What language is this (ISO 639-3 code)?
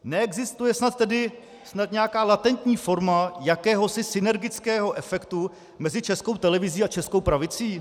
ces